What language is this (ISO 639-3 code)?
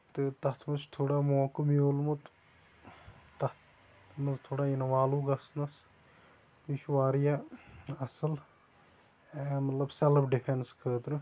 kas